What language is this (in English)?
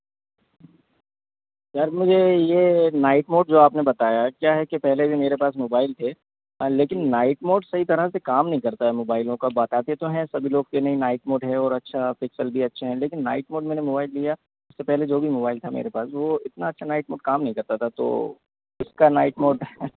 Hindi